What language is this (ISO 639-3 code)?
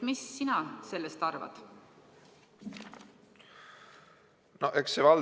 est